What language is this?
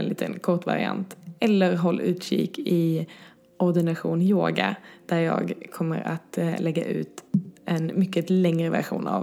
Swedish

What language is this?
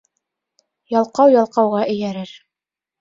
Bashkir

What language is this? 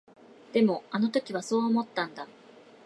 Japanese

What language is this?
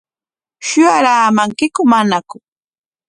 Corongo Ancash Quechua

